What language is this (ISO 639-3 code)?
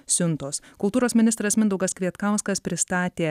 lit